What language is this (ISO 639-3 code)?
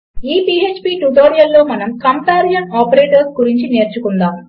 tel